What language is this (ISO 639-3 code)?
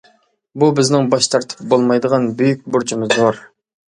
uig